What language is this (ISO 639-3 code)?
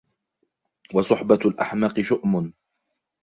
ara